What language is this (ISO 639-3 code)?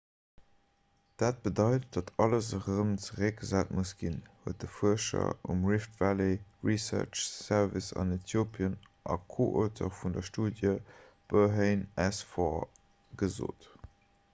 ltz